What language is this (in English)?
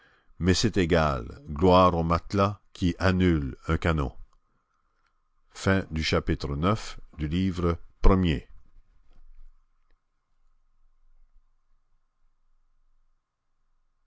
French